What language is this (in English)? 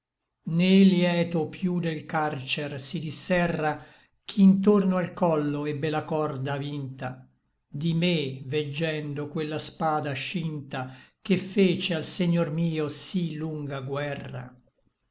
Italian